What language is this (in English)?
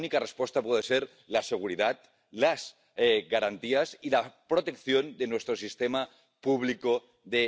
Polish